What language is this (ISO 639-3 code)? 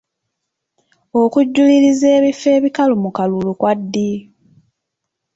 lug